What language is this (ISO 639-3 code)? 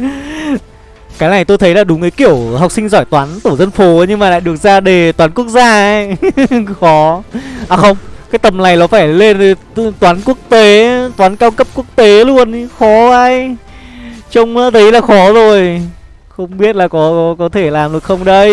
vie